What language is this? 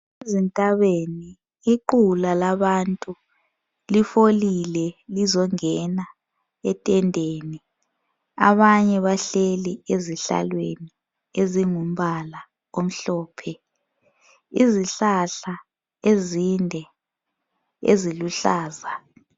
North Ndebele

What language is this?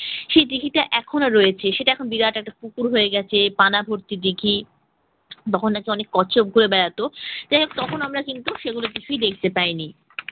Bangla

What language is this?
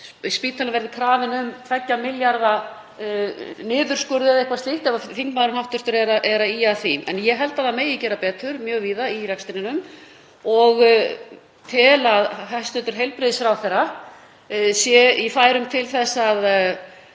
Icelandic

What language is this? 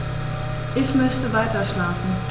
German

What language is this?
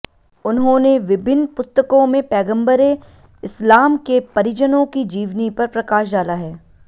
Hindi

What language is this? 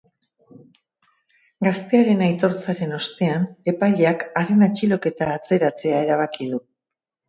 Basque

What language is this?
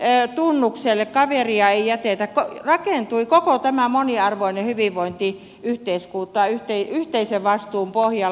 Finnish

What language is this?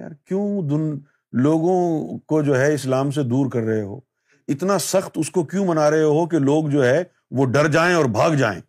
Urdu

